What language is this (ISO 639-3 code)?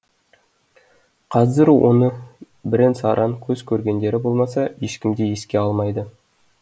kaz